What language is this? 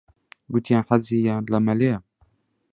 Central Kurdish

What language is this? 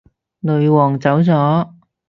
Cantonese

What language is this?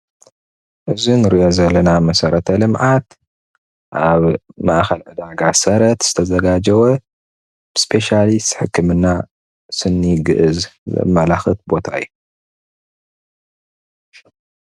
Tigrinya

